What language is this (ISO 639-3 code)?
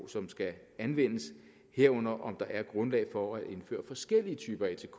dan